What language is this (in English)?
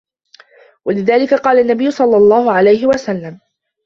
Arabic